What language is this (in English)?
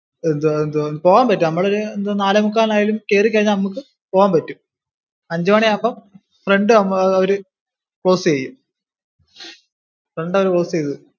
Malayalam